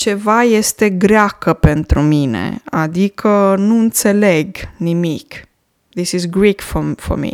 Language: Romanian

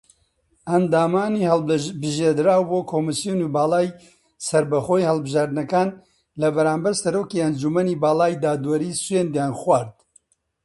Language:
Central Kurdish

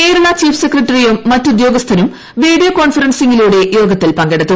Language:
Malayalam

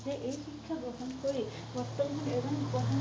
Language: Assamese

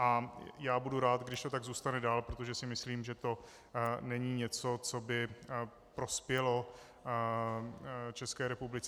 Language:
Czech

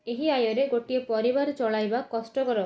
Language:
Odia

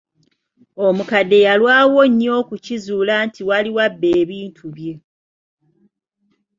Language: Ganda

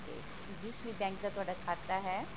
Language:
Punjabi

